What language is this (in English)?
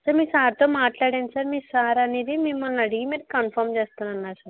Telugu